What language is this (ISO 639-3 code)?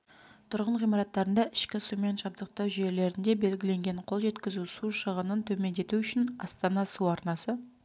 kaz